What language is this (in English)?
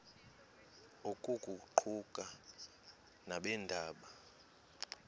Xhosa